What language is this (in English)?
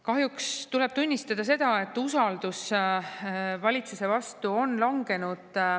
Estonian